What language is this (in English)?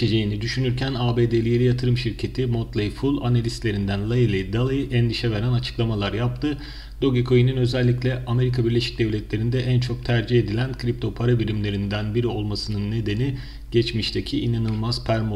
Turkish